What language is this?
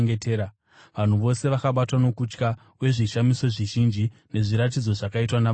Shona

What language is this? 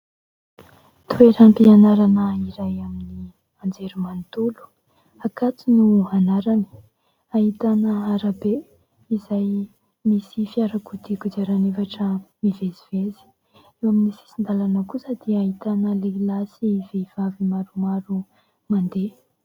Malagasy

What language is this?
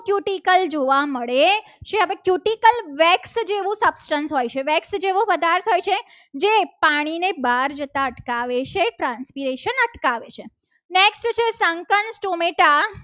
Gujarati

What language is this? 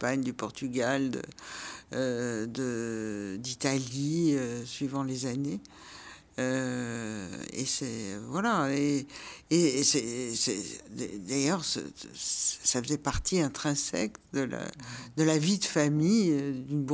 French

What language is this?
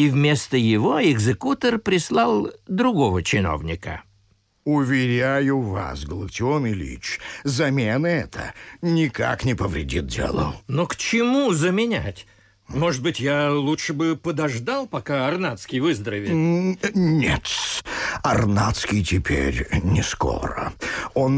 Russian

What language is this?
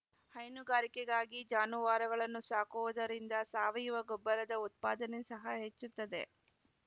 Kannada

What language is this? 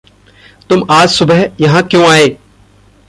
Hindi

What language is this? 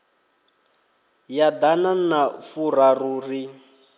Venda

